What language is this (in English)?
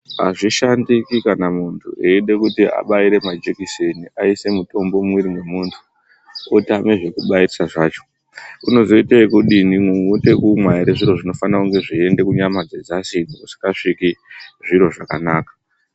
Ndau